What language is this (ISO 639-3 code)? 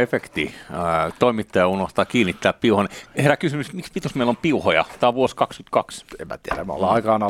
fin